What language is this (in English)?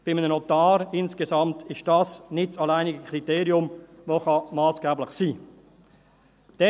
Swiss German